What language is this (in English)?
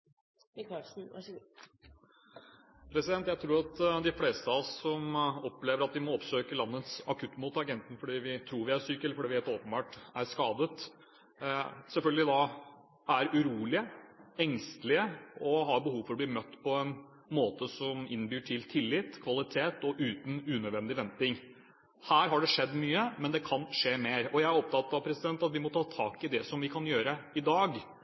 Norwegian Bokmål